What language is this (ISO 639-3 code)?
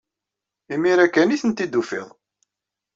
kab